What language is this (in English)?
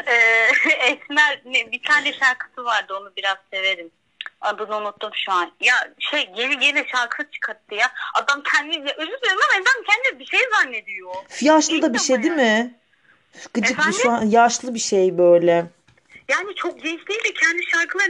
Turkish